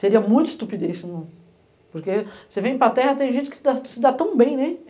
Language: Portuguese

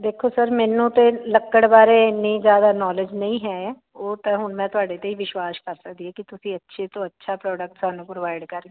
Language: Punjabi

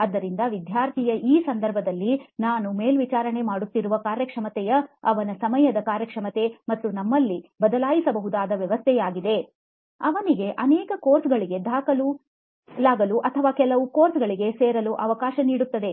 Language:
Kannada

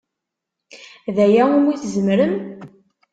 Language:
Kabyle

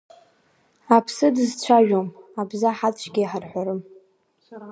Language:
Abkhazian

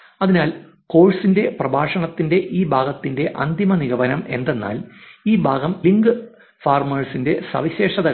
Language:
Malayalam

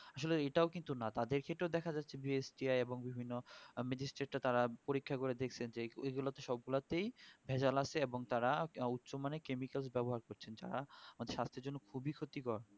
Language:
Bangla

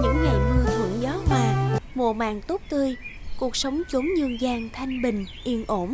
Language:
Vietnamese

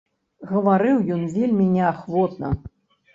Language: Belarusian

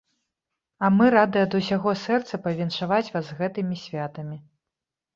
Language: Belarusian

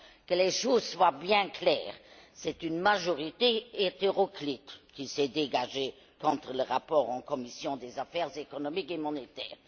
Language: French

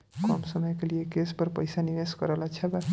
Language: Bhojpuri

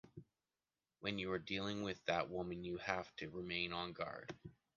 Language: English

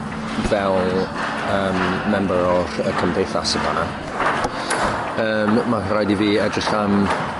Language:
Welsh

